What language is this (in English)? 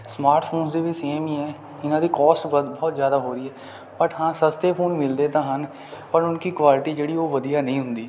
Punjabi